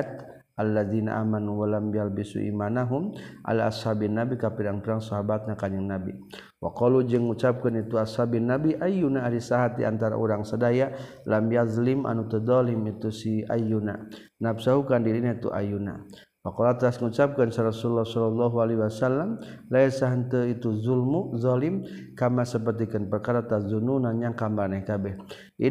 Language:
Malay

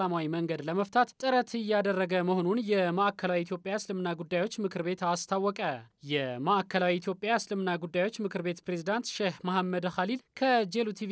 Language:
Arabic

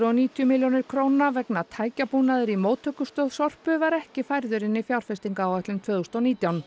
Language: Icelandic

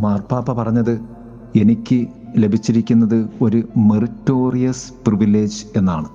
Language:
Malayalam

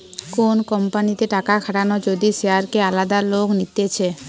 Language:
Bangla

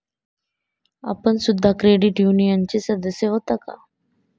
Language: Marathi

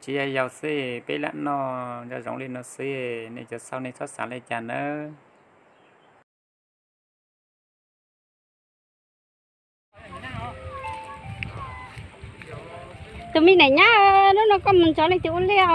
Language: Vietnamese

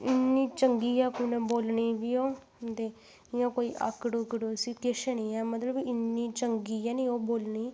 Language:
Dogri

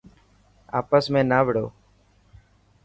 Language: Dhatki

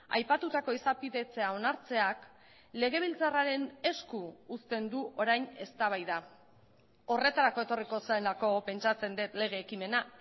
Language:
Basque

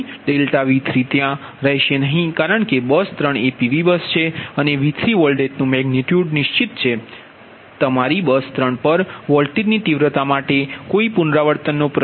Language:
Gujarati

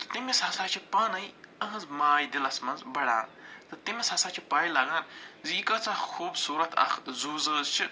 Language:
Kashmiri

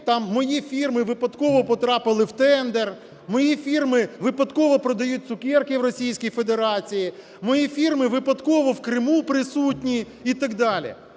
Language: Ukrainian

